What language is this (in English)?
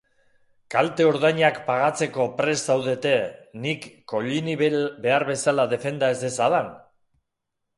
Basque